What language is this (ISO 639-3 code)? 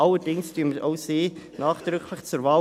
gsw